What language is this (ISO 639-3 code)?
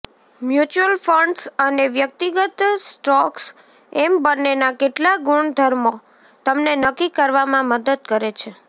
guj